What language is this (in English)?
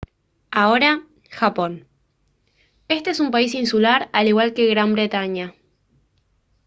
Spanish